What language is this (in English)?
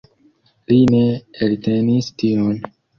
Esperanto